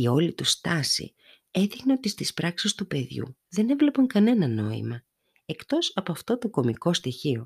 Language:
Greek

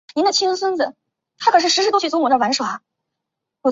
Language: Chinese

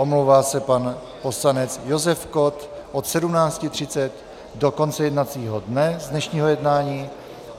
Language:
Czech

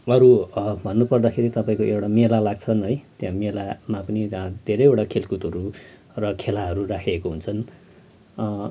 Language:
Nepali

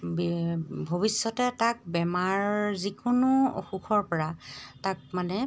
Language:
Assamese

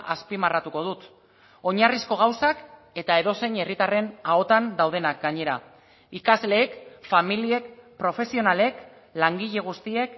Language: Basque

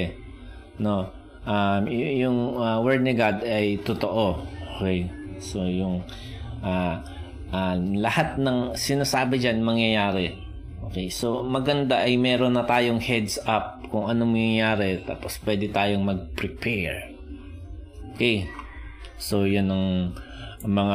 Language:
Filipino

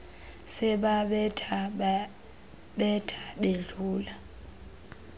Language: Xhosa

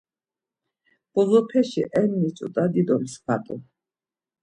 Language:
Laz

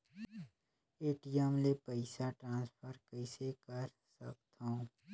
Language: Chhattisgarhi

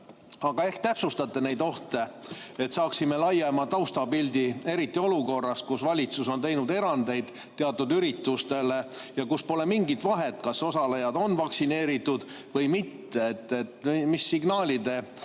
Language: Estonian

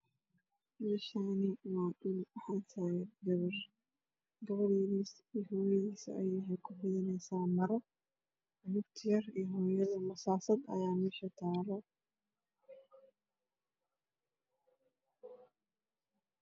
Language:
Somali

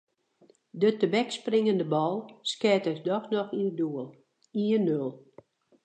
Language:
Western Frisian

